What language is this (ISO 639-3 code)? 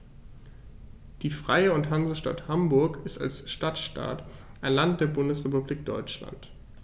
deu